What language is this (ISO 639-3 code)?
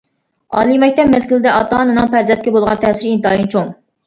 uig